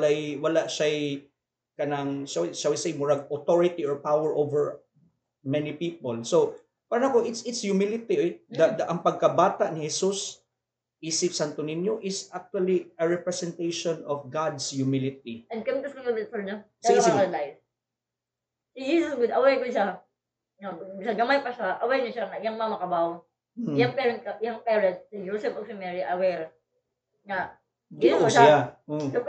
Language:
Filipino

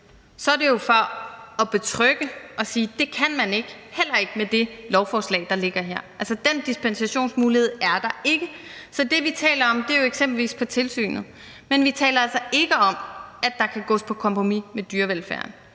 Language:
Danish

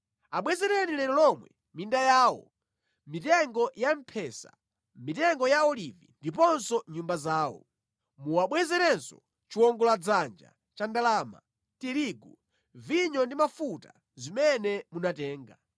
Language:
Nyanja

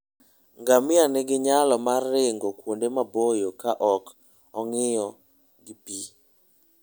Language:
Luo (Kenya and Tanzania)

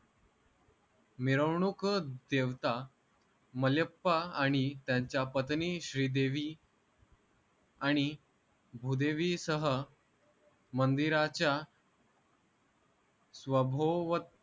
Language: Marathi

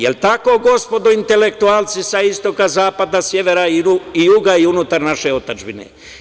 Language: Serbian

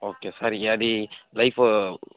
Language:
Telugu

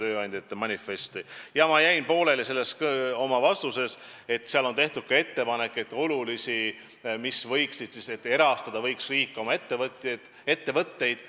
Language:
Estonian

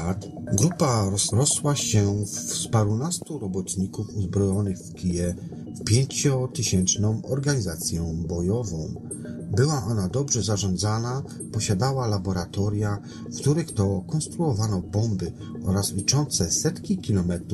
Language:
Polish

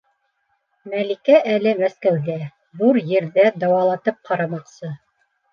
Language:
Bashkir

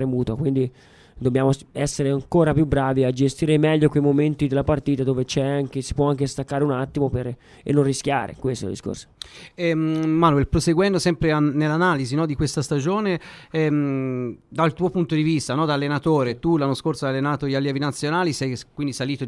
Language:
Italian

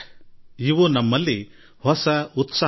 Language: Kannada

